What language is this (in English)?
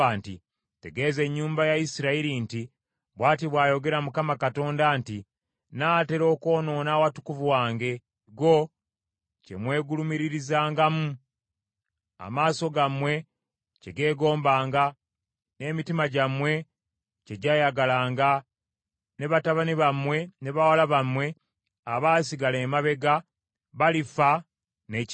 Ganda